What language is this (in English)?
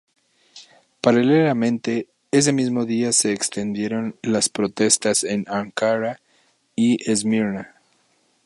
Spanish